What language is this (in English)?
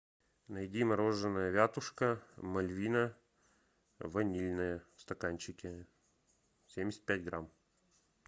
Russian